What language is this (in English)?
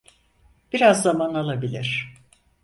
Turkish